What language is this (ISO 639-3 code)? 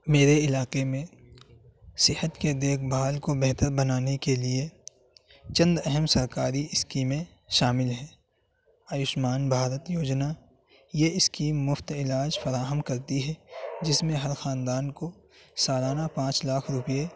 urd